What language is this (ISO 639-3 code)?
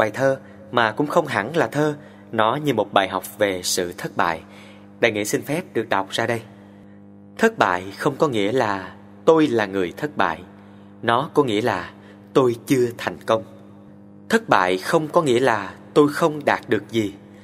vie